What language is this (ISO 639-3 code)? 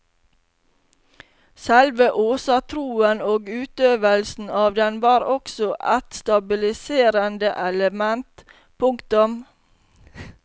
nor